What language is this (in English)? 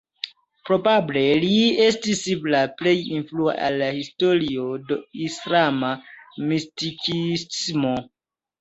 Esperanto